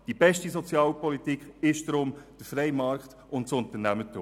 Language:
Swiss German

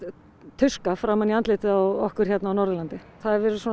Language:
Icelandic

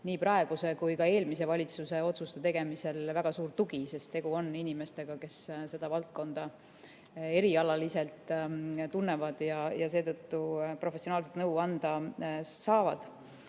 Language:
Estonian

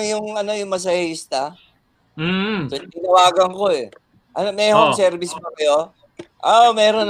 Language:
Filipino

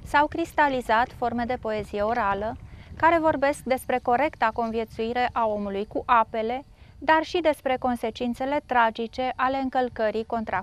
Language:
Romanian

